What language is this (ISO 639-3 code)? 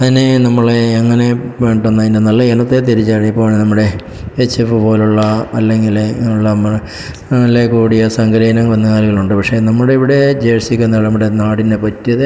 mal